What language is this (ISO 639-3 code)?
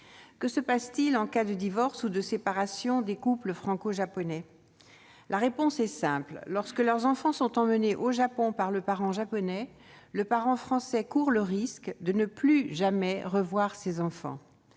fra